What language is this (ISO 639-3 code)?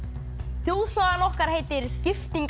isl